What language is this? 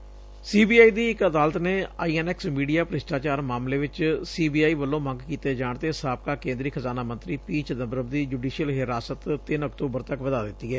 Punjabi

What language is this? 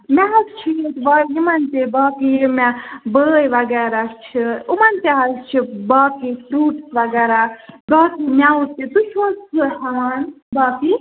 Kashmiri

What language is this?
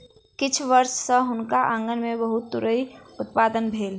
Maithili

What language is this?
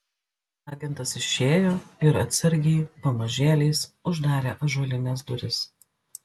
Lithuanian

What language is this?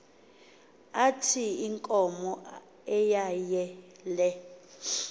Xhosa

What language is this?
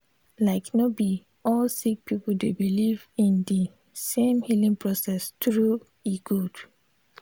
Nigerian Pidgin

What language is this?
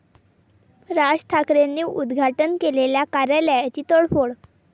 Marathi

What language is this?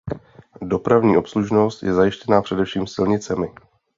Czech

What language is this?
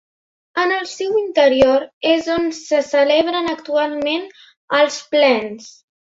Catalan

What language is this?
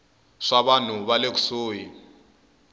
Tsonga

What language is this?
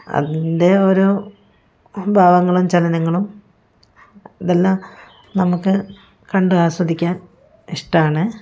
Malayalam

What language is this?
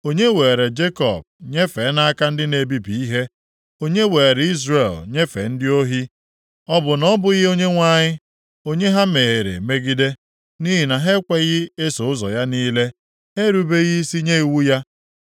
Igbo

